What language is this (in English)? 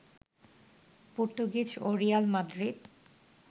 Bangla